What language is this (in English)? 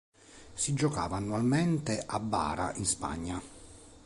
Italian